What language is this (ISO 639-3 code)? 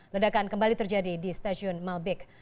ind